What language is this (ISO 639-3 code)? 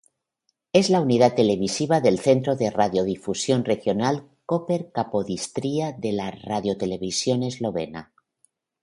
spa